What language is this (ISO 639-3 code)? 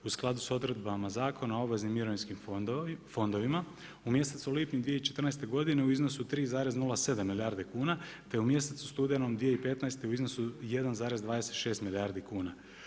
hrv